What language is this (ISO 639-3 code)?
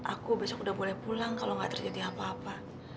ind